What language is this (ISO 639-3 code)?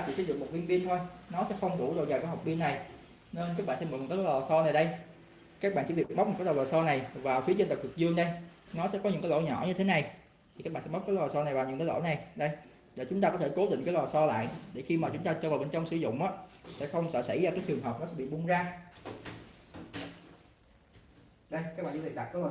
vie